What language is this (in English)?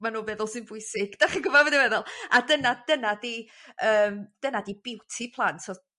Welsh